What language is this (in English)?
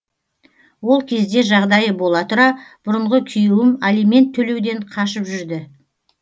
Kazakh